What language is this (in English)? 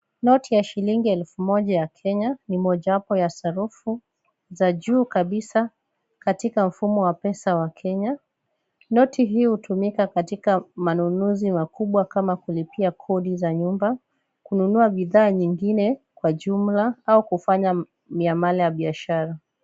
Swahili